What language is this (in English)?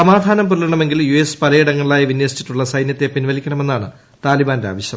Malayalam